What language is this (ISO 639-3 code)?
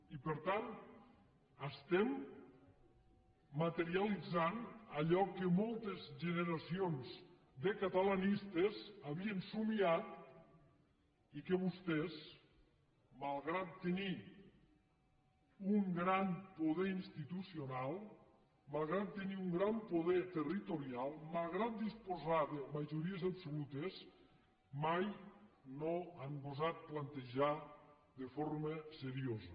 cat